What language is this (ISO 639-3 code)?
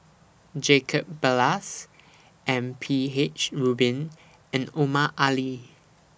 eng